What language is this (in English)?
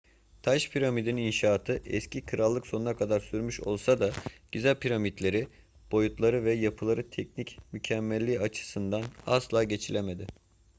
Turkish